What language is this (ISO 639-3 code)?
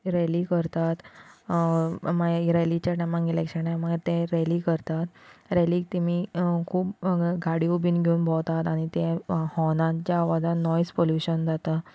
kok